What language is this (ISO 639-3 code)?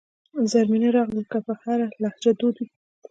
pus